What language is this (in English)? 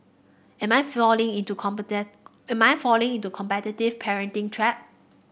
English